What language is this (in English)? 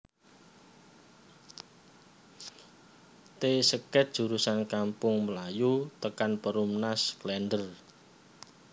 Javanese